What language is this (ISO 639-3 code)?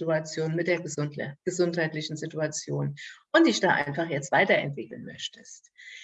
deu